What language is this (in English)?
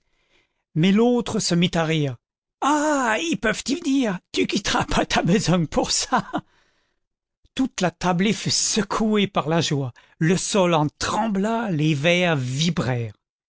French